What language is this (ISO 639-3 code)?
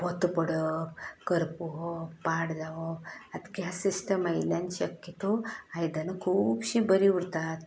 kok